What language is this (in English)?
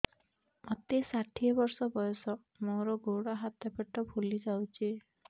Odia